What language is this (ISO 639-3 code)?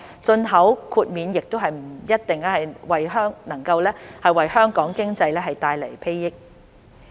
yue